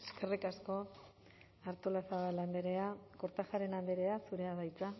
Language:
Basque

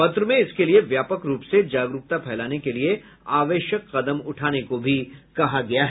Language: Hindi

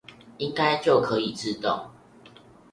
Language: Chinese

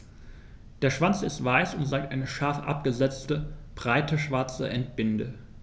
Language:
German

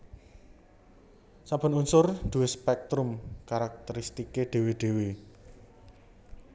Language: Javanese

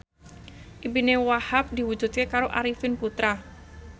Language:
Javanese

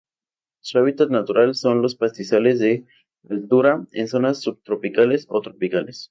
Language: Spanish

